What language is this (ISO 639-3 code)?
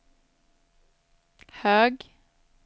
swe